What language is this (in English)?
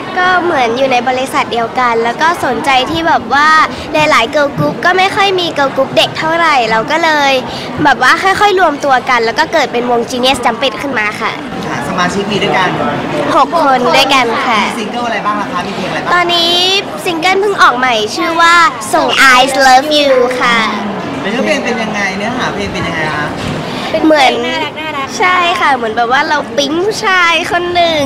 Thai